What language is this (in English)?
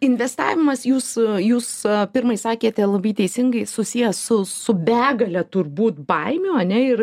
Lithuanian